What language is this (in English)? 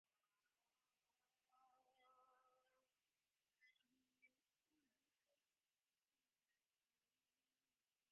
Divehi